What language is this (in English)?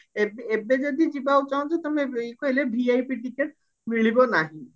Odia